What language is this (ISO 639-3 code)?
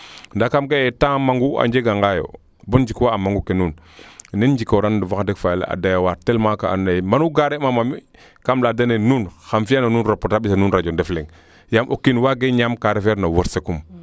srr